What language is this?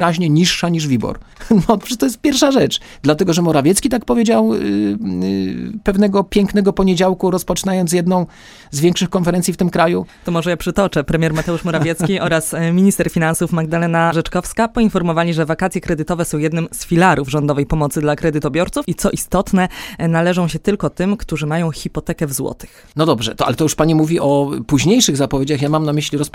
Polish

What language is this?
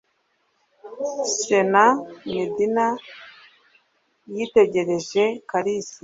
Kinyarwanda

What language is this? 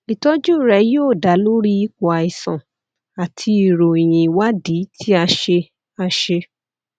Yoruba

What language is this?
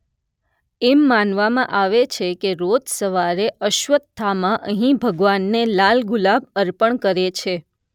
Gujarati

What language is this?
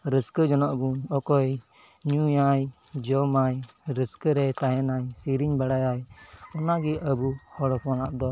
Santali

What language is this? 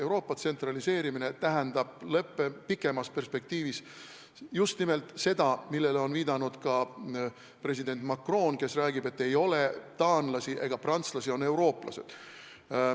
Estonian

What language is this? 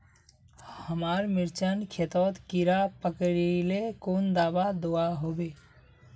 Magahi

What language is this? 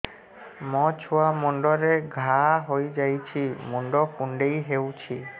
Odia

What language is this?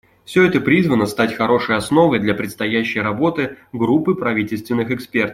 Russian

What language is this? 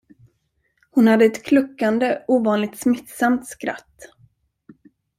Swedish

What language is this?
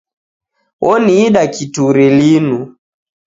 Taita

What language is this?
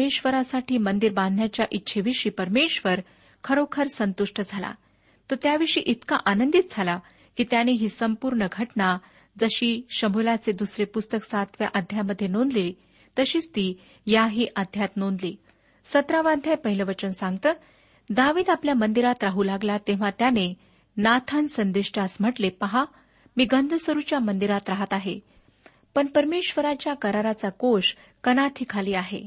Marathi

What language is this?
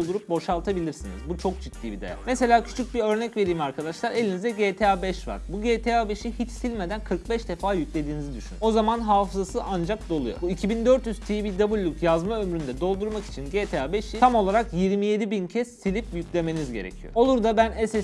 Turkish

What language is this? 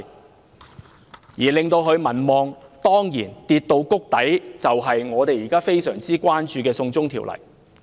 Cantonese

